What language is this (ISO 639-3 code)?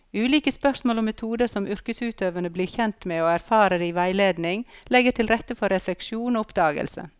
nor